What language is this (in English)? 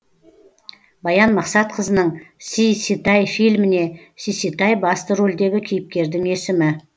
Kazakh